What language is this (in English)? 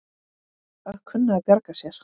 Icelandic